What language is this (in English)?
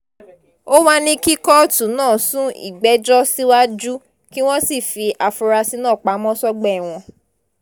Yoruba